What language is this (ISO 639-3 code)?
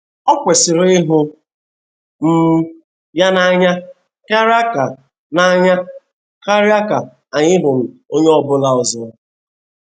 ibo